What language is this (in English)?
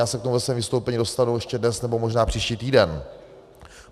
Czech